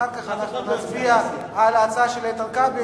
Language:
Hebrew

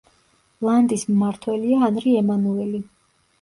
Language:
Georgian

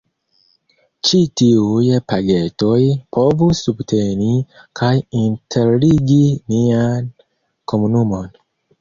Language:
Esperanto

